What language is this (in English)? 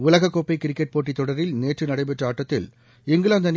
Tamil